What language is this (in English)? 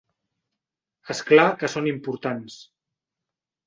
Catalan